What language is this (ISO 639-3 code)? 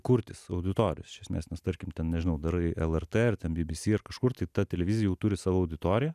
lit